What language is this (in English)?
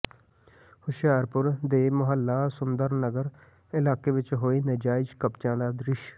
Punjabi